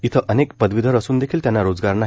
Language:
Marathi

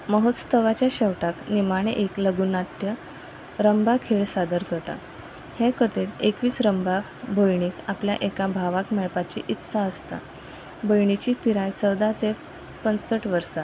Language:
Konkani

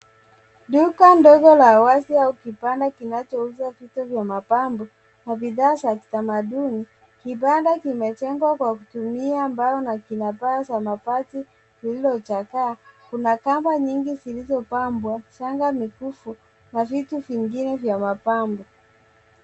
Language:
Swahili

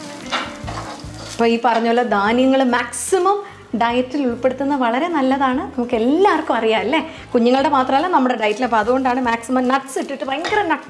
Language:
Malayalam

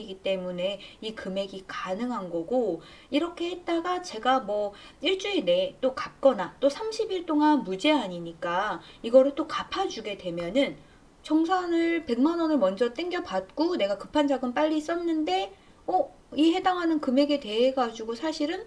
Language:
Korean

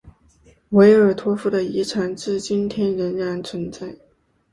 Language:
Chinese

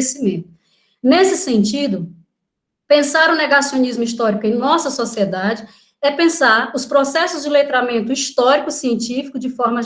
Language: Portuguese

